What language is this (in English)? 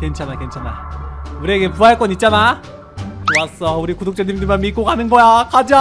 Korean